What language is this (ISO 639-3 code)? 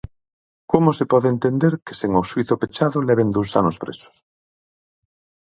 glg